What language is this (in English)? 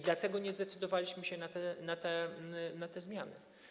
Polish